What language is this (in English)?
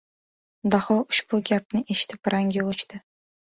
Uzbek